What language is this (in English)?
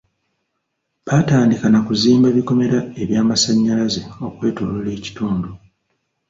Ganda